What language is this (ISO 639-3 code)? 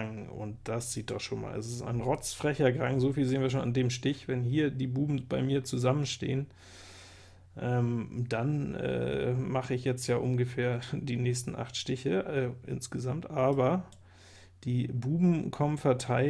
deu